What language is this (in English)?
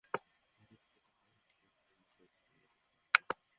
Bangla